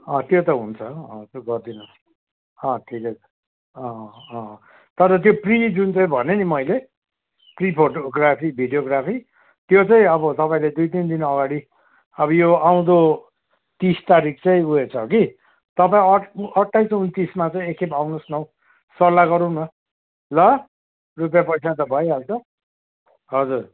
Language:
Nepali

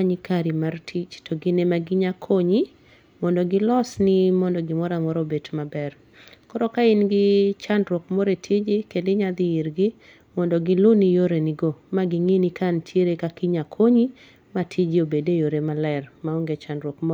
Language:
Luo (Kenya and Tanzania)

